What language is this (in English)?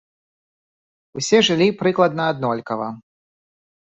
Belarusian